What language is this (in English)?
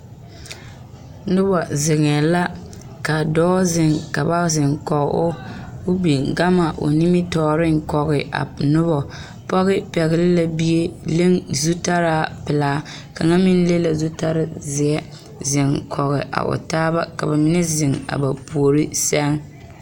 Southern Dagaare